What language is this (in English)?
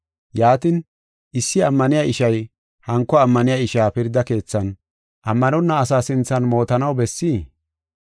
Gofa